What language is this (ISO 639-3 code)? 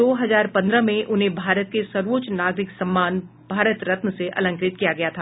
hin